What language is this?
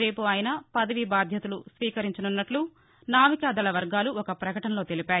Telugu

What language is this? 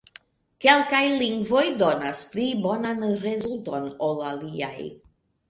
Esperanto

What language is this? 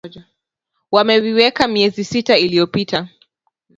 Swahili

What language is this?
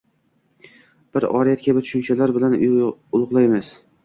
Uzbek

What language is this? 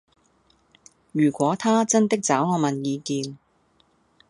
Cantonese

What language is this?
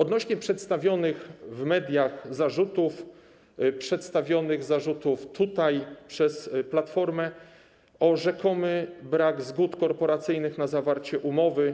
Polish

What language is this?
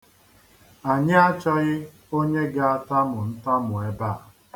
Igbo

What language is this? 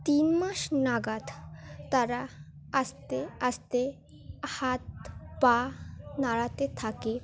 Bangla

